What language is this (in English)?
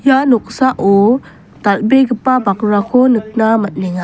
Garo